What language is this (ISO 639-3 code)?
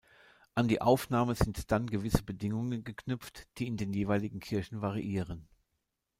deu